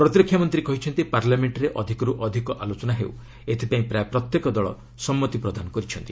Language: Odia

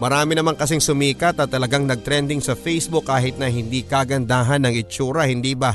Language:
Filipino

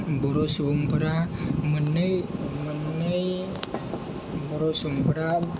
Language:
Bodo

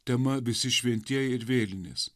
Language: Lithuanian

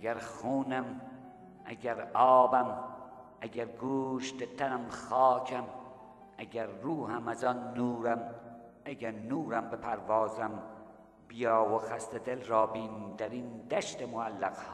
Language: Persian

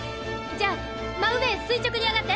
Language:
Japanese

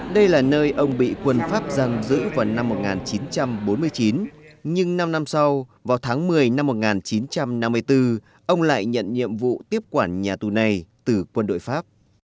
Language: Vietnamese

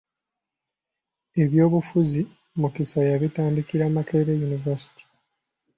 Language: Ganda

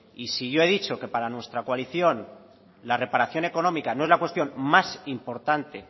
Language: Spanish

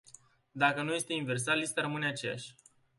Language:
Romanian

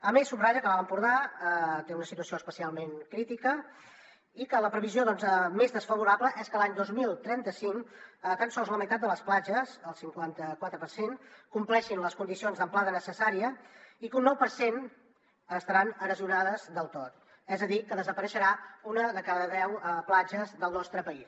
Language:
Catalan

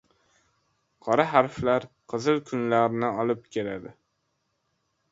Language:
Uzbek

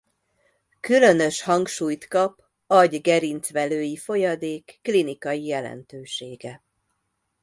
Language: Hungarian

